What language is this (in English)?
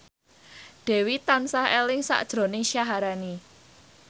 Javanese